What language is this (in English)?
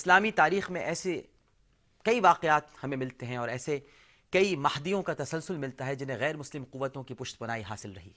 Urdu